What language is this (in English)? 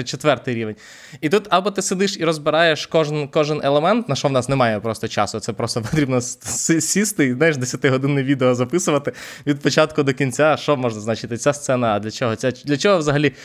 Ukrainian